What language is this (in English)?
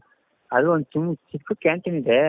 Kannada